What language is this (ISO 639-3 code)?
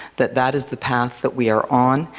eng